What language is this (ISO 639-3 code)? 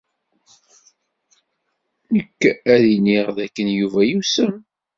kab